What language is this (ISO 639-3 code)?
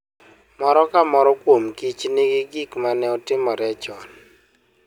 luo